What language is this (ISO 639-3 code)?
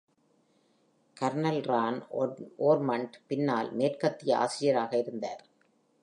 tam